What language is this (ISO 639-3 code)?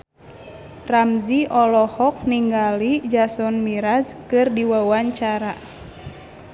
sun